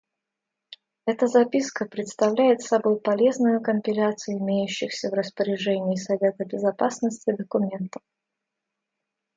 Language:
Russian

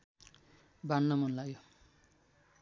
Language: Nepali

